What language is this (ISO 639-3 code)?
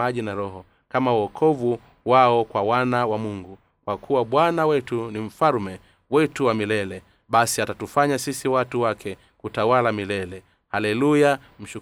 swa